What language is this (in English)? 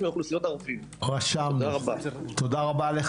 Hebrew